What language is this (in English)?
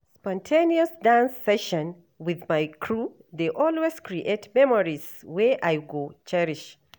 Nigerian Pidgin